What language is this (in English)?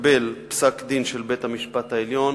Hebrew